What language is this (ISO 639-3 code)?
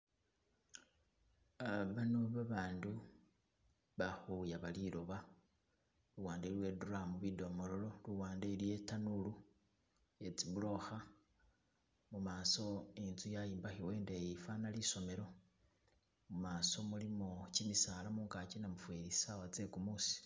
myx